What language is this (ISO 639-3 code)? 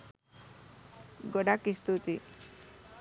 sin